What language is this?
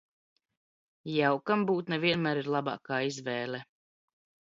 Latvian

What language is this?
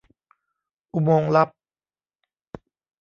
Thai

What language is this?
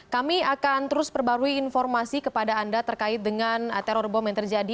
Indonesian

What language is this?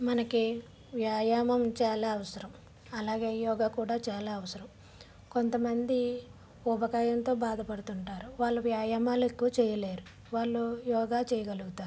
Telugu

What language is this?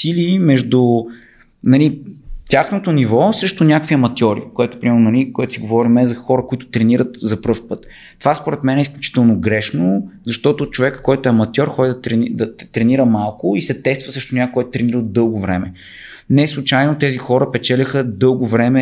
Bulgarian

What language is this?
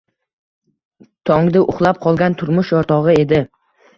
Uzbek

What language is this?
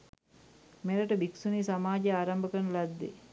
Sinhala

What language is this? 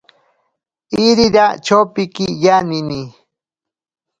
Ashéninka Perené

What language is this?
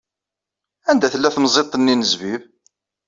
Kabyle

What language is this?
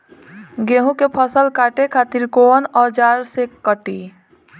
Bhojpuri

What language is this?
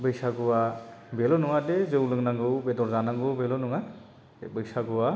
Bodo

